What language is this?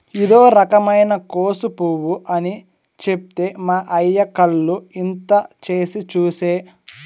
Telugu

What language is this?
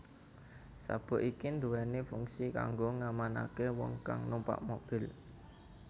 Javanese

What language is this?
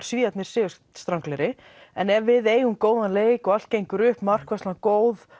Icelandic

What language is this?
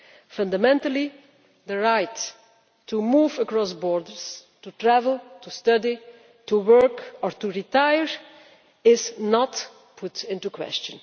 English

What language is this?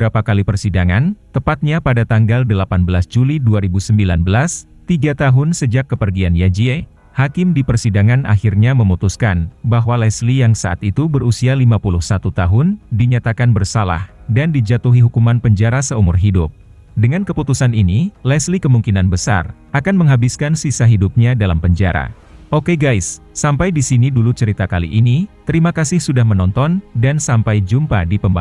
Indonesian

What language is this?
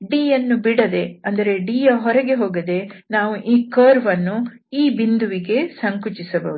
Kannada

